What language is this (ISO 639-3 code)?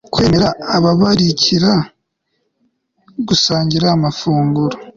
kin